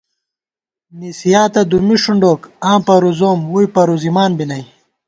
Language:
Gawar-Bati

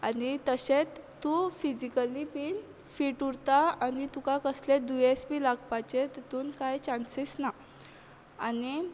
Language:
Konkani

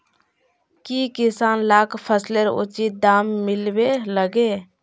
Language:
Magahi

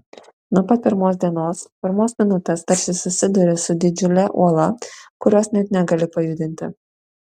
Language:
Lithuanian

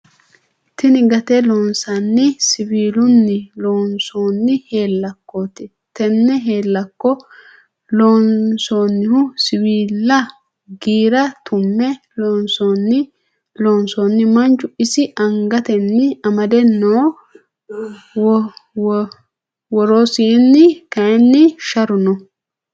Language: Sidamo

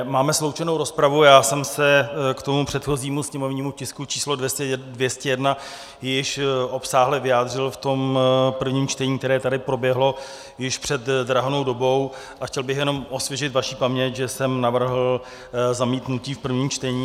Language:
Czech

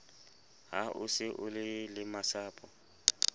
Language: Southern Sotho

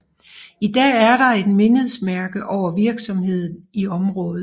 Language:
Danish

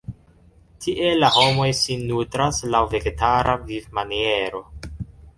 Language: Esperanto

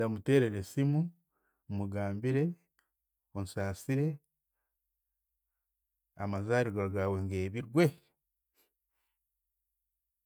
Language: Chiga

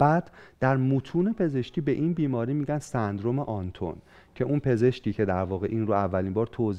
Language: Persian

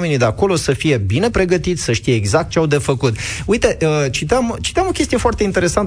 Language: Romanian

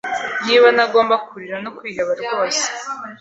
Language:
Kinyarwanda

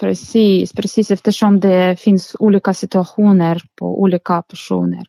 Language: Swedish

